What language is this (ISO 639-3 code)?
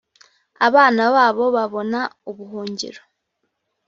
kin